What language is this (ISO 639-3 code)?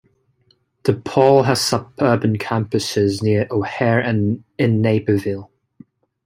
eng